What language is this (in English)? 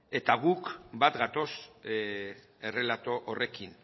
Basque